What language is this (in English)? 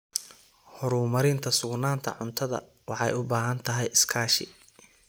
Somali